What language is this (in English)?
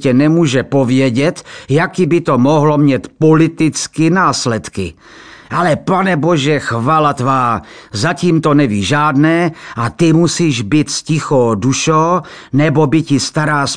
Czech